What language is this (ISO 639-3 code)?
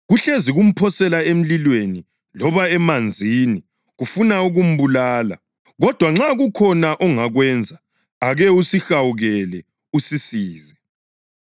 nde